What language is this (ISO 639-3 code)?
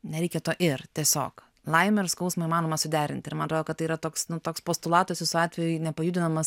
lit